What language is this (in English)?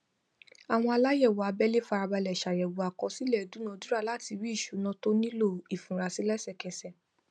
Yoruba